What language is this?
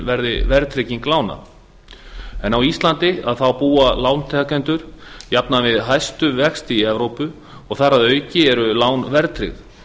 Icelandic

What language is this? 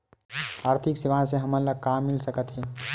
Chhattisgarhi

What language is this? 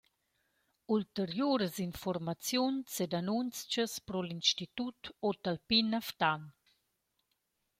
Romansh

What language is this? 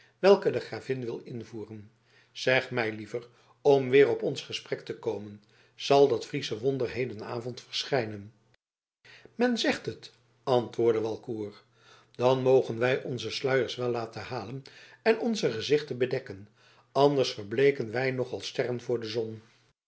Dutch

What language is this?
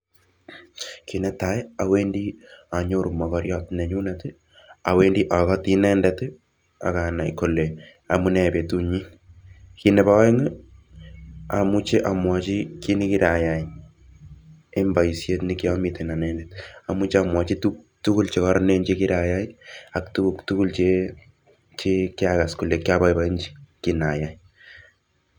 Kalenjin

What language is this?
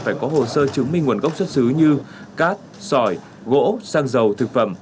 Vietnamese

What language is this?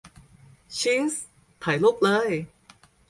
Thai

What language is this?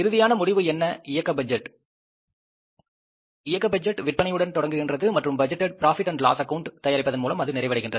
Tamil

